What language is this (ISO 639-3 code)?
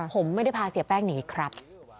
tha